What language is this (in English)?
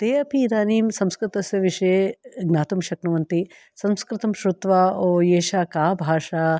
Sanskrit